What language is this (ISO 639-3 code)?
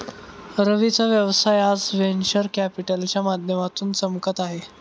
mar